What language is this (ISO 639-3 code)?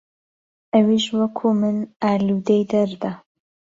ckb